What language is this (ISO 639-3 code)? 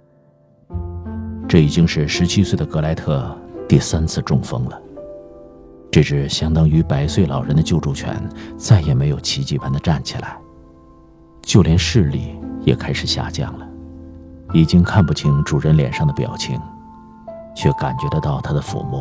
zho